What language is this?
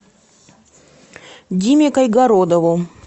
Russian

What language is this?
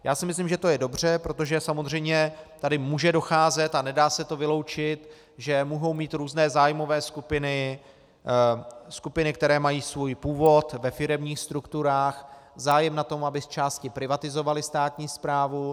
Czech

